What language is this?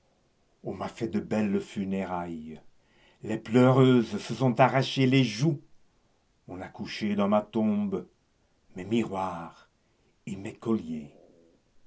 French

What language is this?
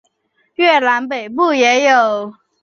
Chinese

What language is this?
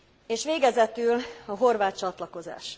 Hungarian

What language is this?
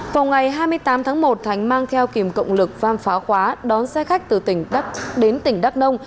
Vietnamese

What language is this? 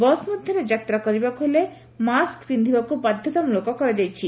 Odia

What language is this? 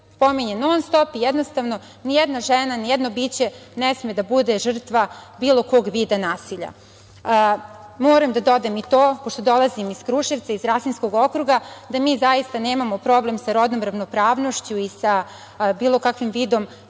Serbian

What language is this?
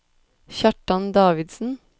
Norwegian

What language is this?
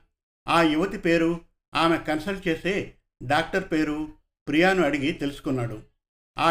Telugu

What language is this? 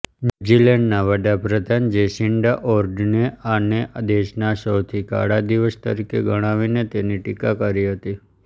Gujarati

